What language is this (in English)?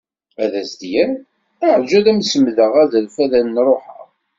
Kabyle